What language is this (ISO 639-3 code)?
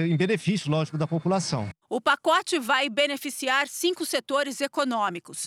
por